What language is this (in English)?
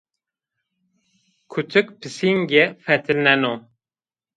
Zaza